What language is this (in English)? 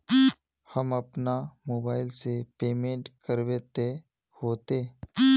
Magahi